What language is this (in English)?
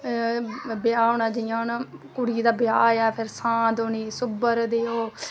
Dogri